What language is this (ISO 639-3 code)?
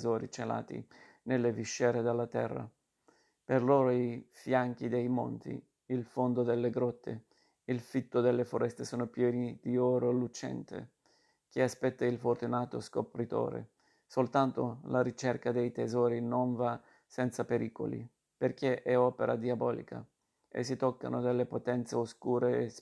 ita